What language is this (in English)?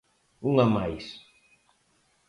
Galician